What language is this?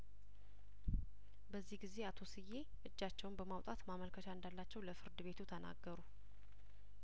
Amharic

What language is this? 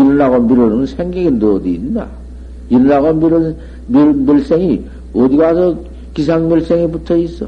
Korean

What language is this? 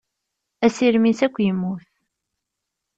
Kabyle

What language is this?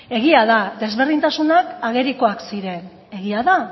Basque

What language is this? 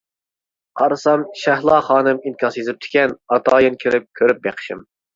Uyghur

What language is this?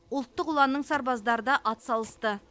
Kazakh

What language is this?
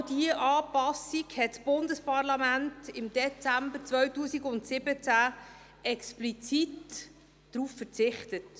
Swiss German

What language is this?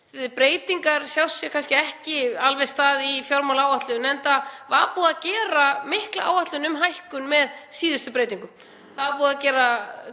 Icelandic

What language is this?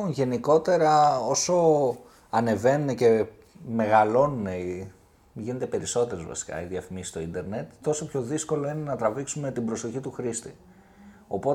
Greek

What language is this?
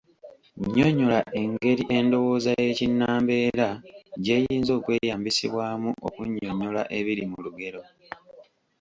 Ganda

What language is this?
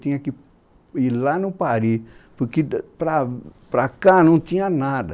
Portuguese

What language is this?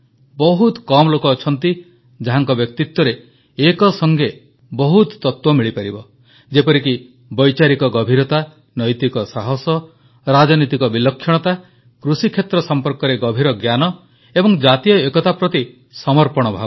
Odia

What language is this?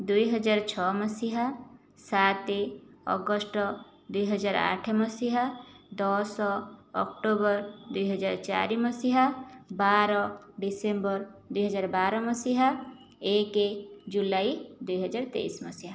Odia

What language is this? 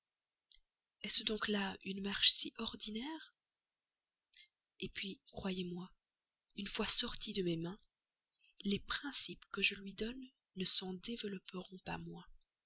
French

